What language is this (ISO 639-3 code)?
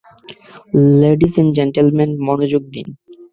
ben